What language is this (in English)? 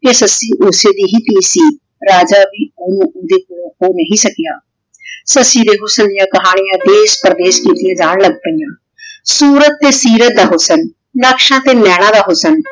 Punjabi